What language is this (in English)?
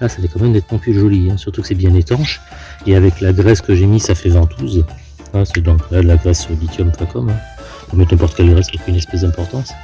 French